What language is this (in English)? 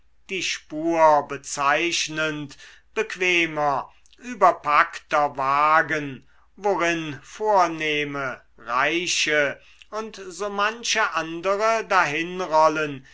German